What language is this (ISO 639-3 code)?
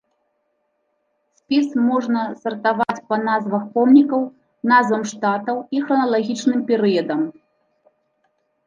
bel